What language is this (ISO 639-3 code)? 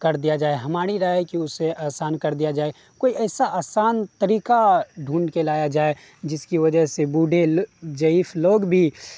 urd